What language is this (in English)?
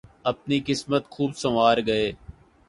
Urdu